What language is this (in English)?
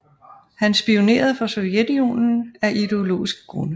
Danish